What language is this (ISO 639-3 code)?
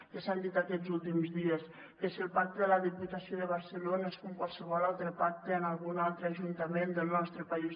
cat